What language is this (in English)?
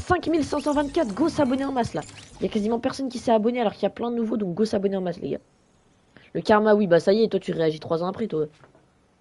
French